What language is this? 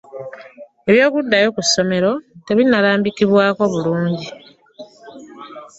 Ganda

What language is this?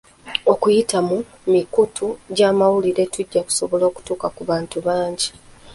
Ganda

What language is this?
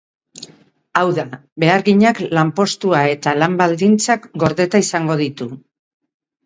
Basque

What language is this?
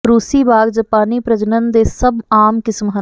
Punjabi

